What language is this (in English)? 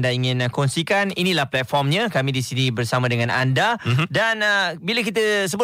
Malay